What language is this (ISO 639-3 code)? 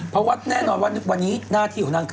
tha